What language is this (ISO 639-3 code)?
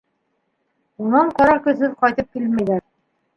bak